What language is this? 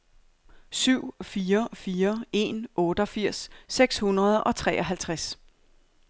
Danish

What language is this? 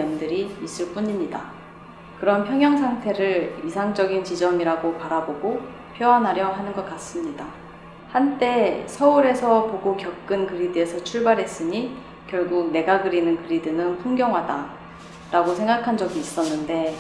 Korean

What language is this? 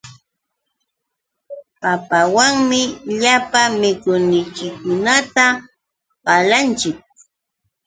Yauyos Quechua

